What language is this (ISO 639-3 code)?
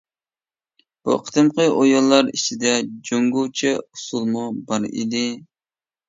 uig